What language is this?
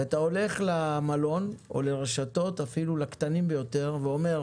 Hebrew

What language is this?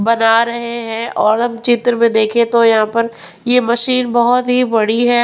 Hindi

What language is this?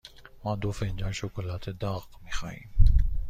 Persian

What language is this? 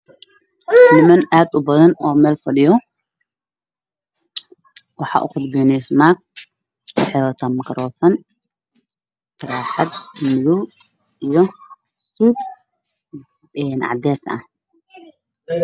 Somali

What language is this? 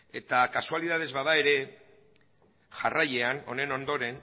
Basque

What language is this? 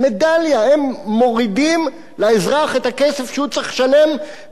Hebrew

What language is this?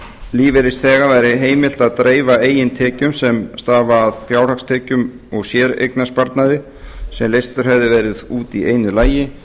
Icelandic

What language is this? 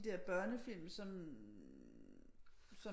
Danish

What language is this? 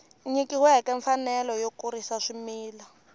Tsonga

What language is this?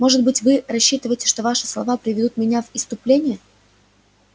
Russian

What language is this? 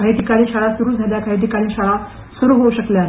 Marathi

